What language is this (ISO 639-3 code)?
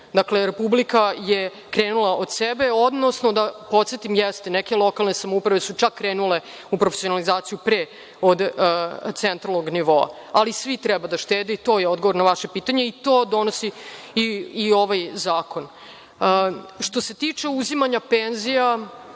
srp